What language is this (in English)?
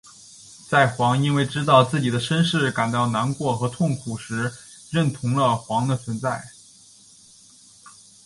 Chinese